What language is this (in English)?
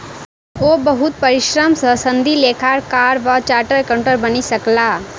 Maithili